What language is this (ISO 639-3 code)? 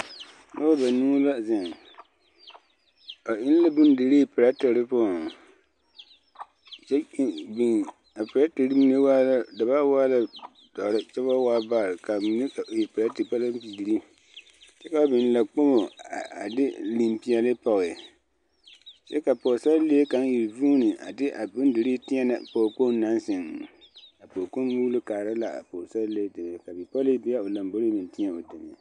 dga